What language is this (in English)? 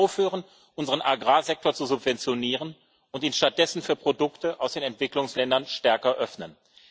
German